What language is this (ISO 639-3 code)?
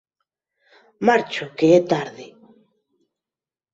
glg